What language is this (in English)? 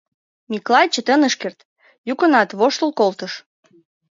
Mari